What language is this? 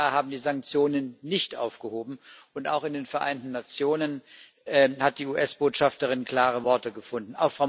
German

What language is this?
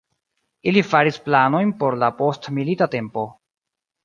Esperanto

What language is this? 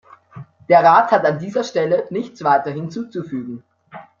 German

